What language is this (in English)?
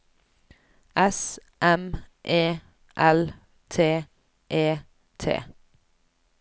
Norwegian